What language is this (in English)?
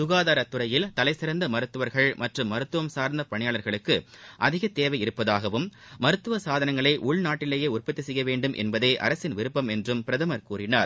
Tamil